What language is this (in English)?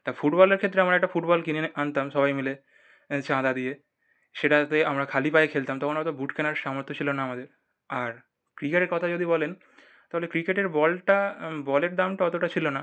Bangla